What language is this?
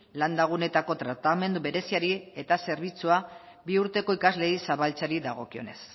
Basque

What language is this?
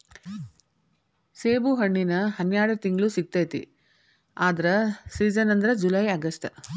Kannada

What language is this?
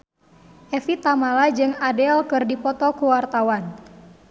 Sundanese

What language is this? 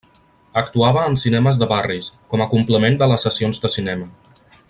Catalan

